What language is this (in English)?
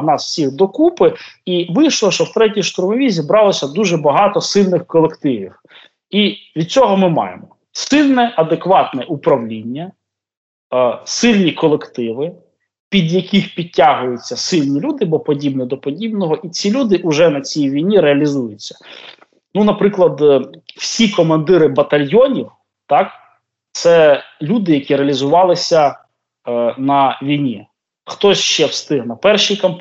Ukrainian